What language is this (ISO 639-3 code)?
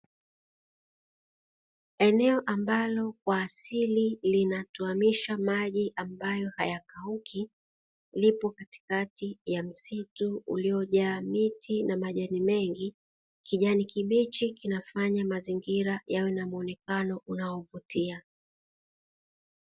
swa